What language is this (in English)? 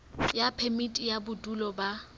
Southern Sotho